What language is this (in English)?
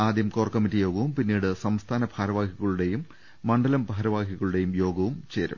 Malayalam